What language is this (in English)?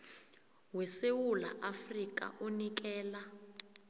South Ndebele